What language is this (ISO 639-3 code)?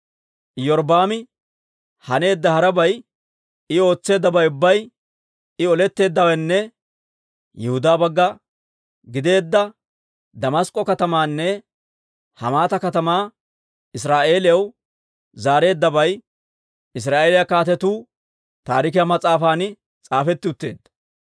dwr